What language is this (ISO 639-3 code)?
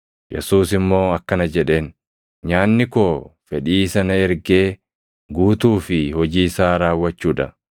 orm